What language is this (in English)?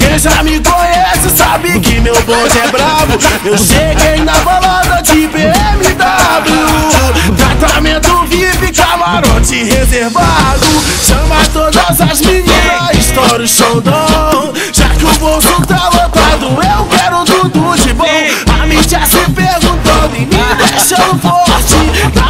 Arabic